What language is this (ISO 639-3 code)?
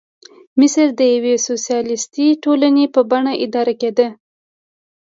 pus